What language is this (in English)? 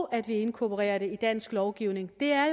Danish